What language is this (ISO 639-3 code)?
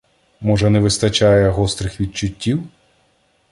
ukr